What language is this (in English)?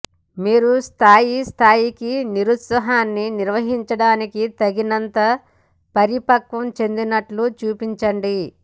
Telugu